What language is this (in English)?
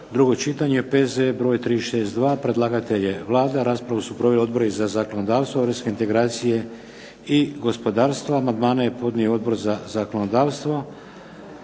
Croatian